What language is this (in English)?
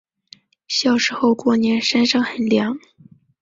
Chinese